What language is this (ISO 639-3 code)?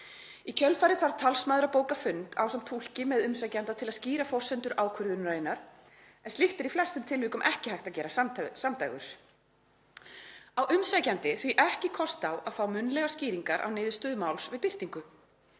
isl